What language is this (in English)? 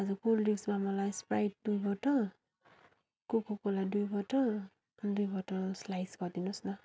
Nepali